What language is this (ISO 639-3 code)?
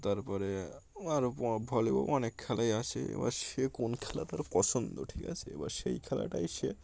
ben